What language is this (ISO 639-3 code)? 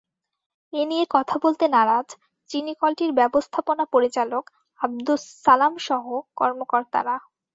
ben